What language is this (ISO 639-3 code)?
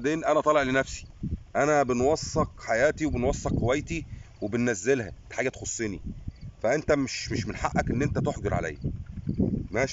ara